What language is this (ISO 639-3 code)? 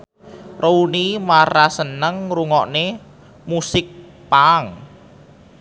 jav